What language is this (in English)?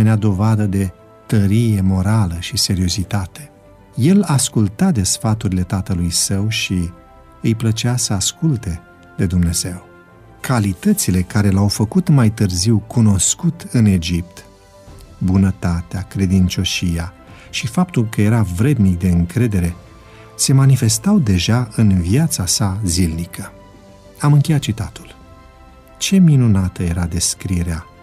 Romanian